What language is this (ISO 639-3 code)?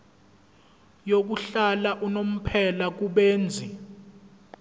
zul